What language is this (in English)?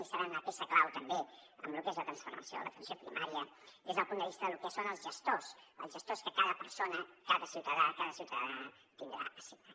Catalan